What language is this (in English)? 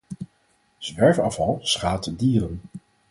Dutch